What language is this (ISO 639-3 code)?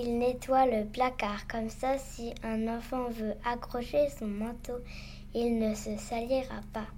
fra